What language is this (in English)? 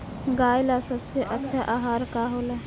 Bhojpuri